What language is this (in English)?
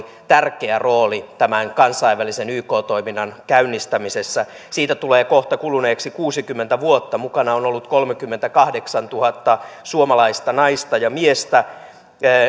Finnish